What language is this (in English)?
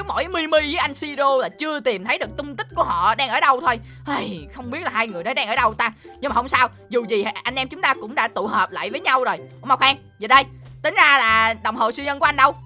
Vietnamese